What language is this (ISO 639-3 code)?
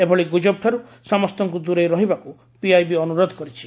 ori